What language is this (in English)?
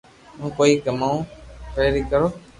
Loarki